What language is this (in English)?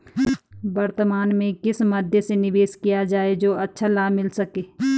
Hindi